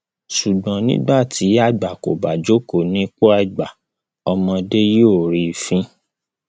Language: Yoruba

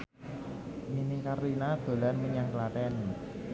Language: Javanese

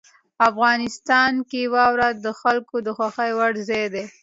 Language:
Pashto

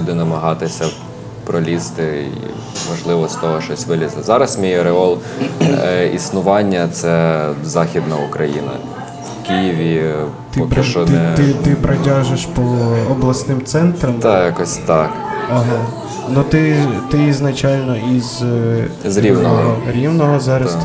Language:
Ukrainian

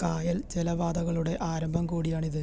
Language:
Malayalam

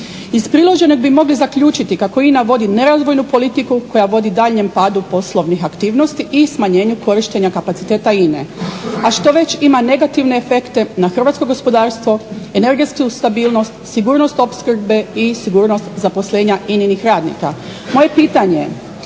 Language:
Croatian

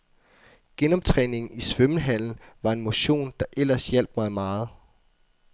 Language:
Danish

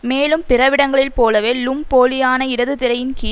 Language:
Tamil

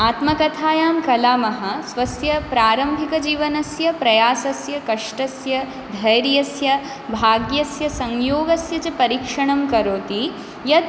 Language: Sanskrit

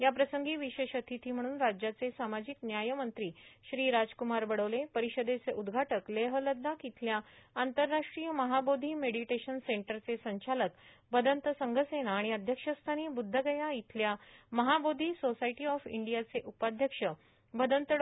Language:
Marathi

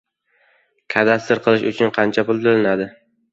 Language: Uzbek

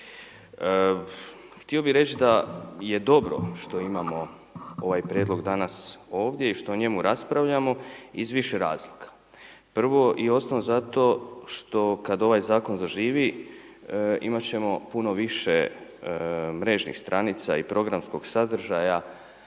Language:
Croatian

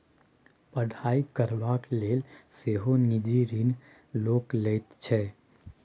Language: Maithili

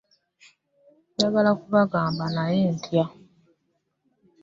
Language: Ganda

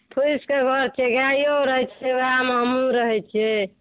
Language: Maithili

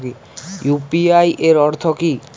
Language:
Bangla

